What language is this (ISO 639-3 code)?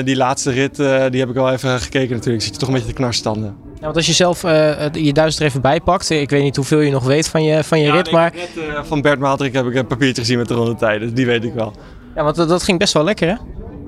nld